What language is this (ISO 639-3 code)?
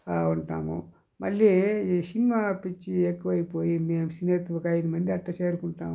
tel